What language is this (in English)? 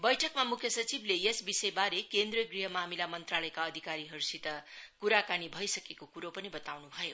Nepali